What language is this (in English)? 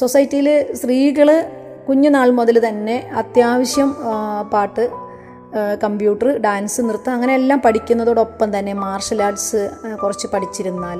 Malayalam